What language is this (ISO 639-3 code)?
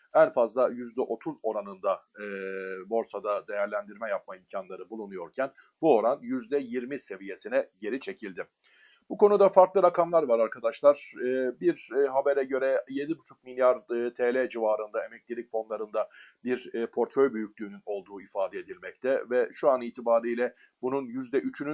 tur